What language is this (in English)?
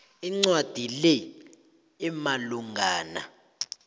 South Ndebele